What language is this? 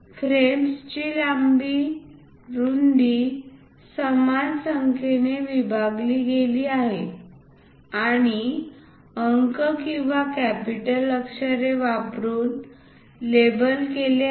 Marathi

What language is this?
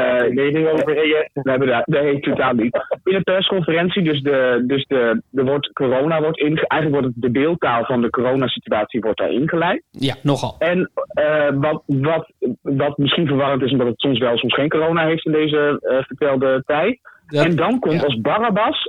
Dutch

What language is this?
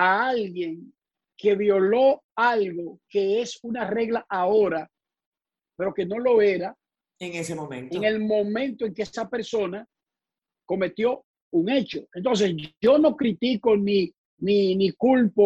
Spanish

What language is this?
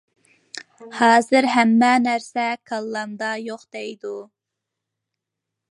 Uyghur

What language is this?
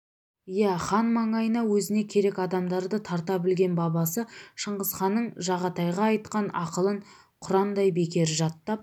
Kazakh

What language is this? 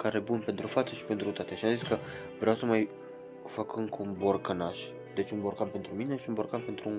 Romanian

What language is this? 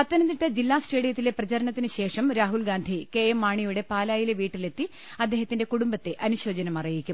Malayalam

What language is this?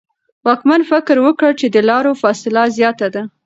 Pashto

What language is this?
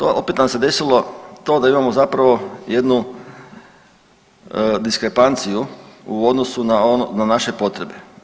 Croatian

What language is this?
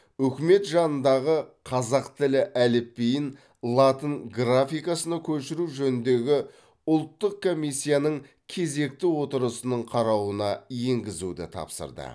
Kazakh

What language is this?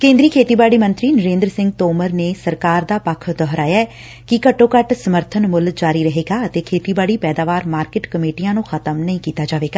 Punjabi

